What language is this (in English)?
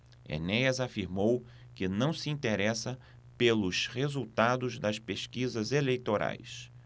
Portuguese